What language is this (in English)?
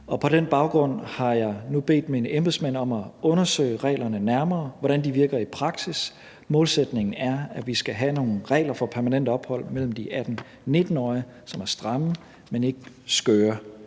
Danish